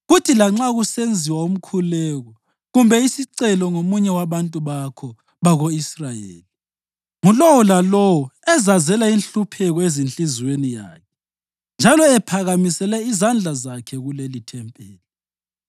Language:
North Ndebele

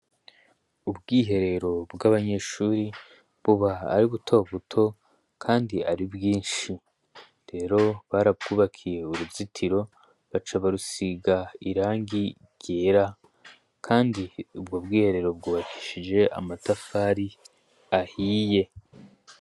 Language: Rundi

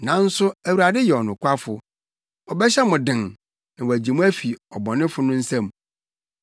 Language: Akan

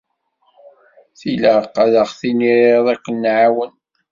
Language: Kabyle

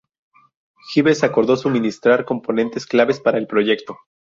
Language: Spanish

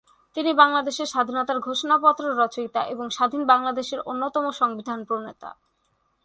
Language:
Bangla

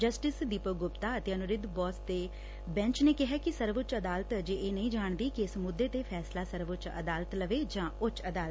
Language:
Punjabi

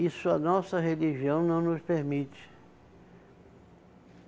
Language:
Portuguese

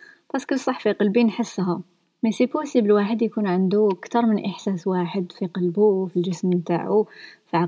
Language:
Arabic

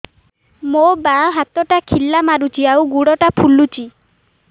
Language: Odia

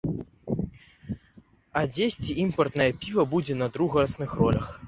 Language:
Belarusian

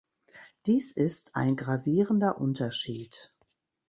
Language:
German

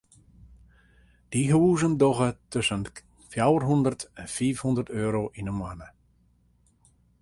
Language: Western Frisian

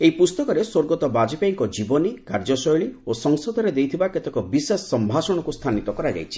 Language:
Odia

